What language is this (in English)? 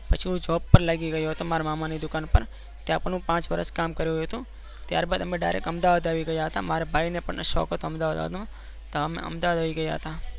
Gujarati